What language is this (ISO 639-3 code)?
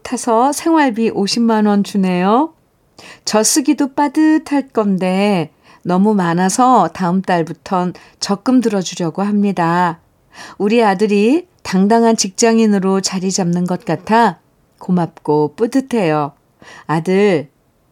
kor